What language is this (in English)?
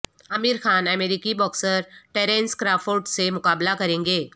Urdu